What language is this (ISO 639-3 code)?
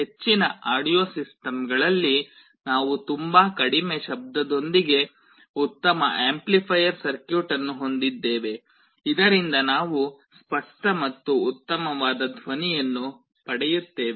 kan